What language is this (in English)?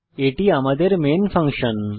Bangla